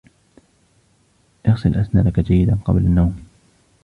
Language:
Arabic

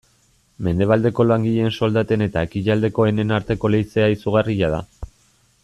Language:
Basque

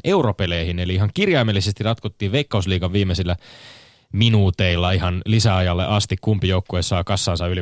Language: Finnish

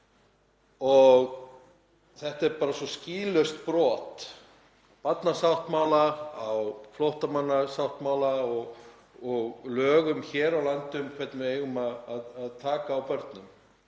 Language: Icelandic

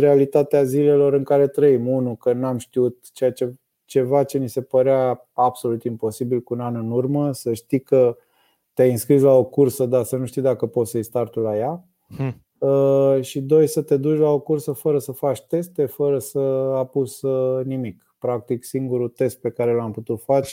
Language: Romanian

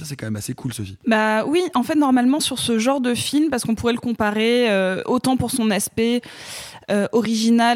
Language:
French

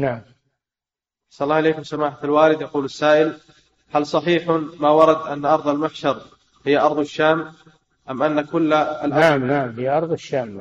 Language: Arabic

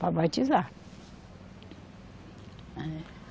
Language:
Portuguese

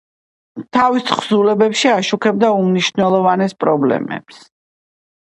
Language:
Georgian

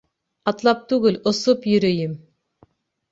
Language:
Bashkir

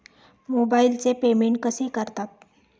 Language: Marathi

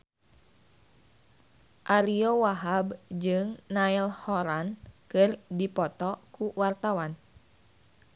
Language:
Sundanese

